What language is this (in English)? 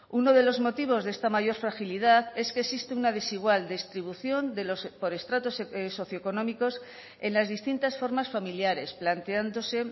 Spanish